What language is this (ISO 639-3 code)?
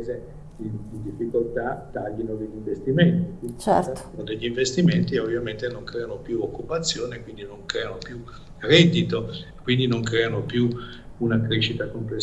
ita